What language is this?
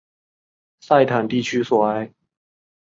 Chinese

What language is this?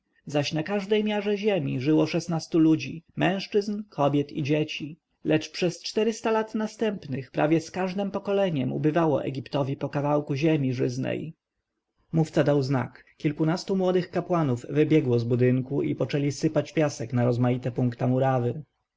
Polish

